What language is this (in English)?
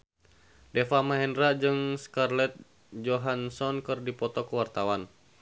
Sundanese